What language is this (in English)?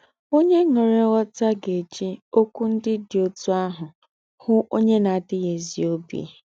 Igbo